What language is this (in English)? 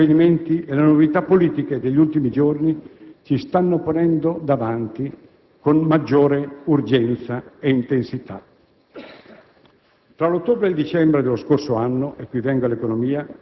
Italian